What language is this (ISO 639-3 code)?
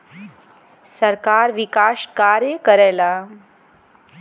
bho